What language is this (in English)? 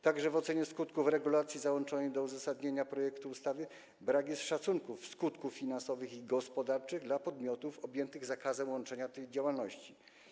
Polish